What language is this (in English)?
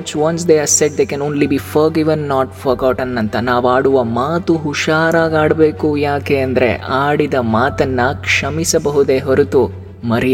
Telugu